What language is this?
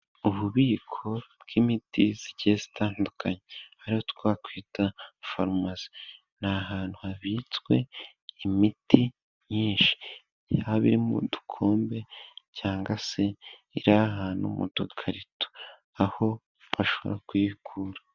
Kinyarwanda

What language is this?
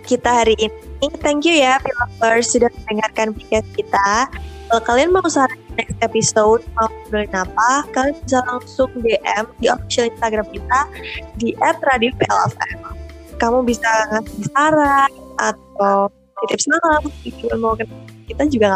Indonesian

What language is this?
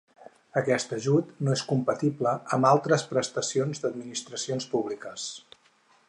Catalan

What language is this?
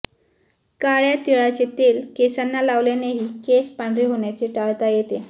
Marathi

